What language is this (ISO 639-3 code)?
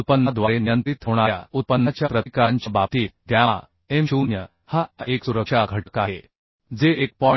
mar